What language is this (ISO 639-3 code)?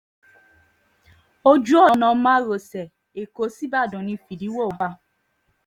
yor